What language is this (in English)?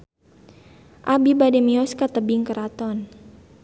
Sundanese